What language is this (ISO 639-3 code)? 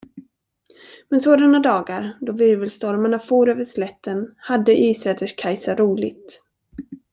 swe